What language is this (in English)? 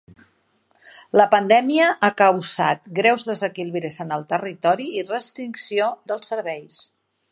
Catalan